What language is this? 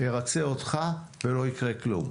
Hebrew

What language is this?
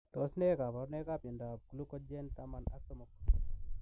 Kalenjin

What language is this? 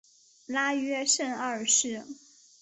Chinese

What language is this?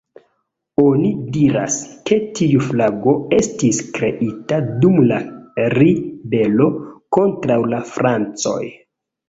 Esperanto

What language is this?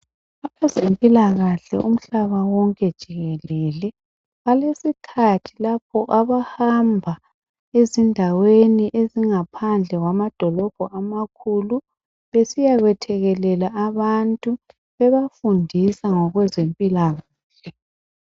North Ndebele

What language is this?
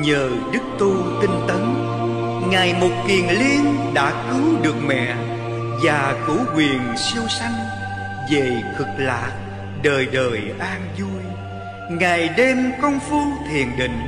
Vietnamese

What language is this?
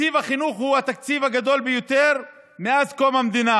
Hebrew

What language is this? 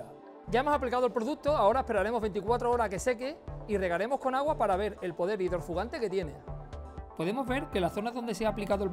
Spanish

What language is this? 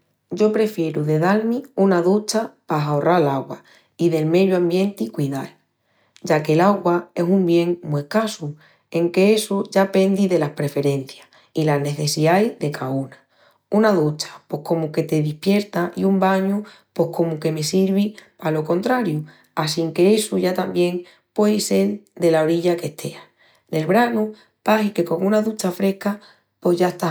Extremaduran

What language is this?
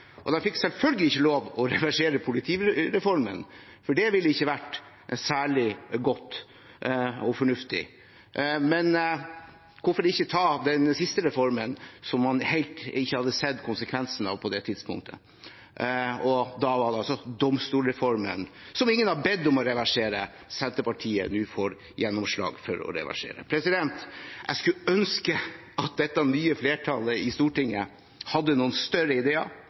Norwegian Bokmål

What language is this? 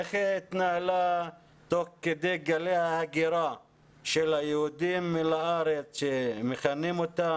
Hebrew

